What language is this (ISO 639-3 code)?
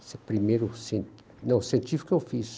por